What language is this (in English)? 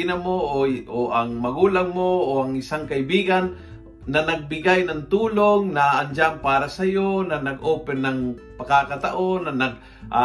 Filipino